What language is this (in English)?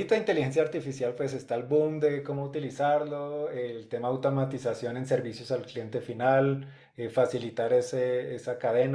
Spanish